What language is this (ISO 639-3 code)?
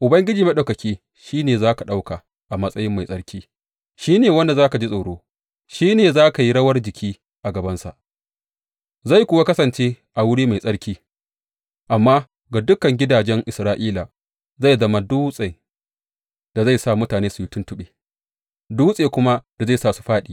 hau